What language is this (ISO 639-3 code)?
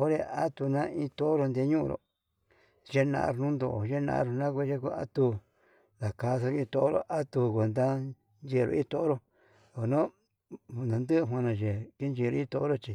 mab